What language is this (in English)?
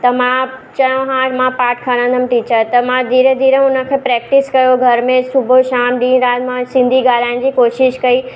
Sindhi